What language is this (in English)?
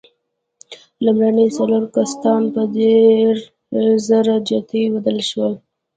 Pashto